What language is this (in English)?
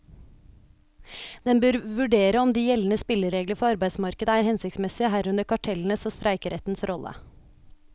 Norwegian